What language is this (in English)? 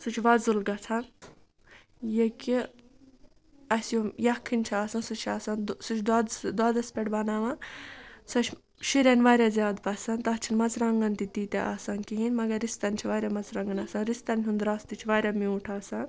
Kashmiri